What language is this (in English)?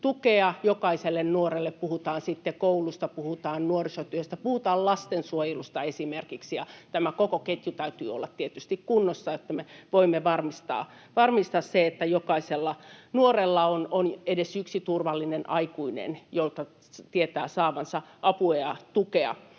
Finnish